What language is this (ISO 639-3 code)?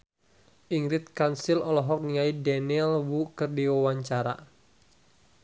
sun